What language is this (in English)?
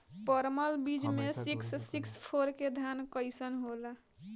Bhojpuri